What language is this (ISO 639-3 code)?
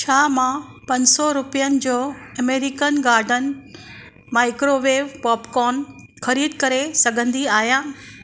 snd